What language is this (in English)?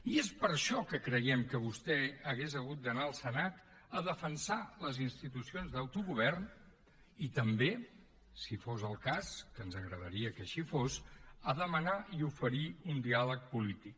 Catalan